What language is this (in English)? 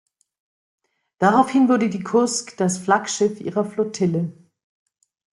German